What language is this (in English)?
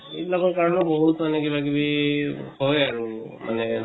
Assamese